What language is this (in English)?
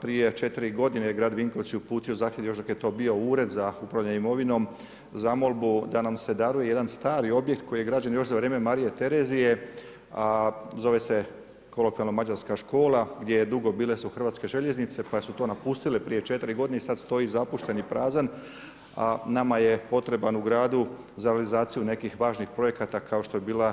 Croatian